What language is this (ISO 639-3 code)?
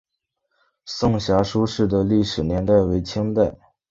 zho